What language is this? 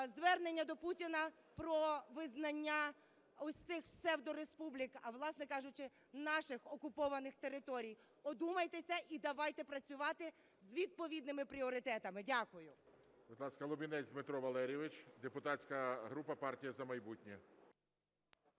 Ukrainian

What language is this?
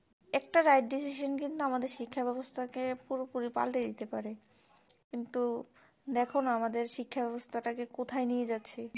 Bangla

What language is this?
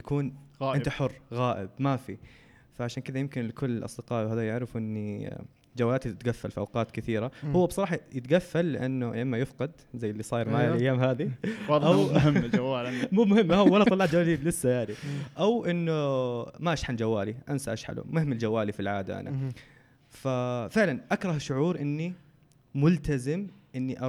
Arabic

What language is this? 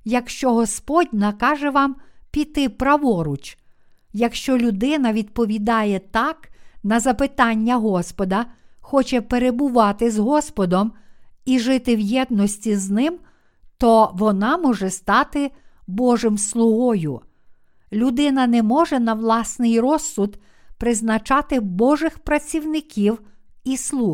Ukrainian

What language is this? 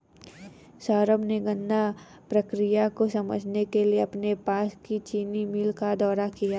Hindi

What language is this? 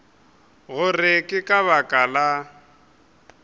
Northern Sotho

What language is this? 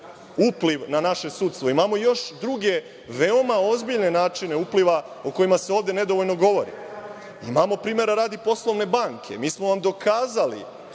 Serbian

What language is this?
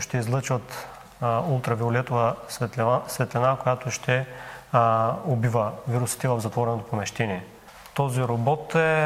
Bulgarian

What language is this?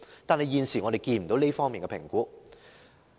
Cantonese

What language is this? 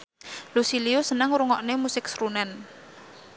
Javanese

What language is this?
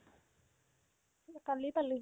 Assamese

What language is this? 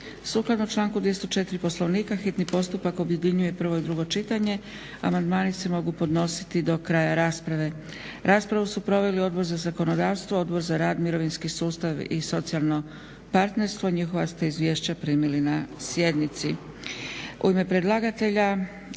Croatian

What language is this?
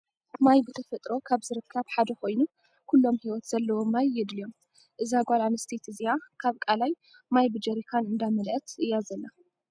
Tigrinya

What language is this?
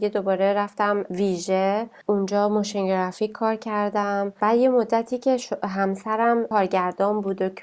Persian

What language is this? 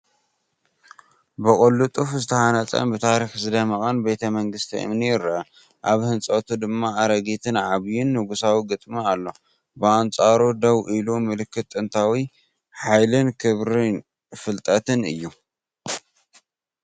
Tigrinya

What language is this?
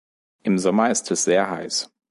German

